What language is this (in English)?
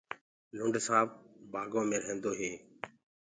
Gurgula